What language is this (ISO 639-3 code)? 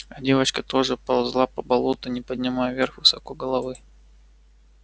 rus